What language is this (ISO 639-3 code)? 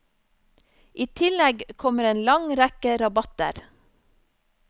nor